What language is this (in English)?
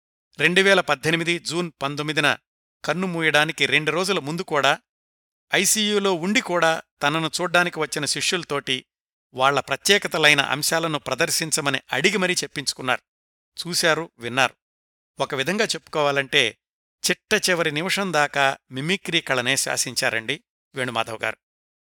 Telugu